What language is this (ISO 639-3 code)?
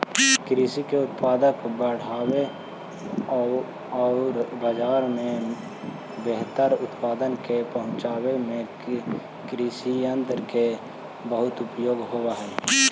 mag